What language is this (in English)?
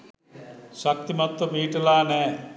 Sinhala